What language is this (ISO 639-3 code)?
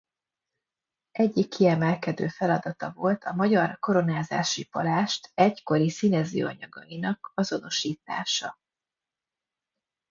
hun